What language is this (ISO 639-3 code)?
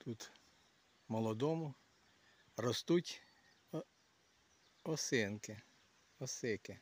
ukr